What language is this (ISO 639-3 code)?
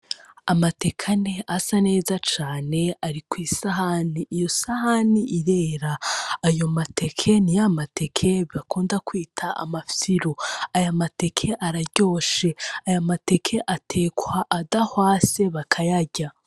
run